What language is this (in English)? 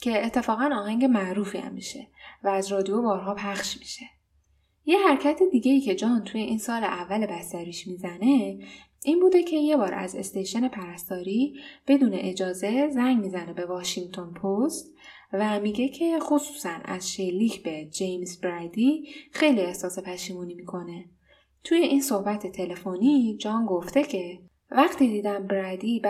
Persian